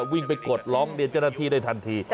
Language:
Thai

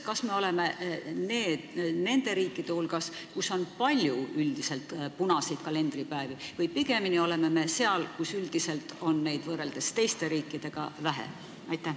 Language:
Estonian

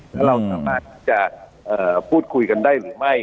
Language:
Thai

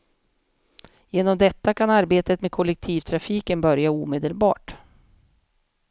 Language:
Swedish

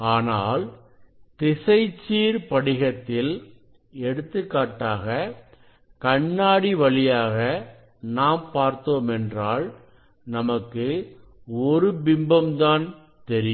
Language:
Tamil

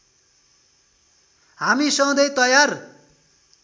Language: Nepali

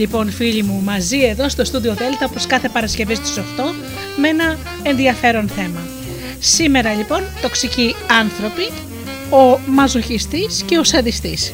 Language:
Greek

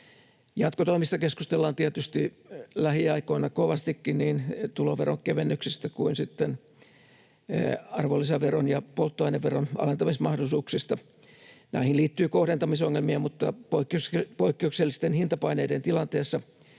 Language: Finnish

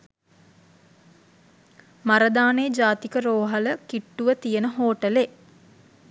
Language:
Sinhala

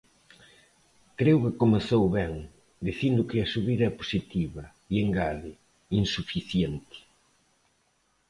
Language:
Galician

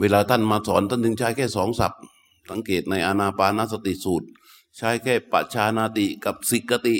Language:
Thai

